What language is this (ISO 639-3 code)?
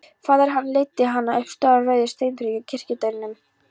isl